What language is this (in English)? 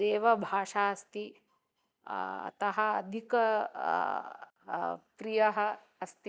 Sanskrit